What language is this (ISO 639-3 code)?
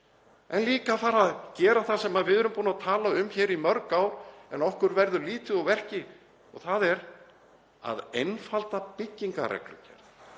isl